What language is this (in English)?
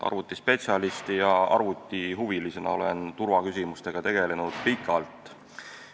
Estonian